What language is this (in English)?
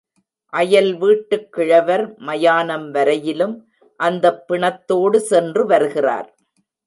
Tamil